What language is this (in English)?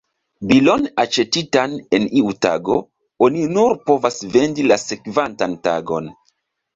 Esperanto